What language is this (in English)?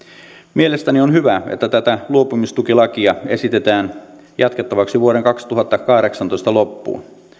Finnish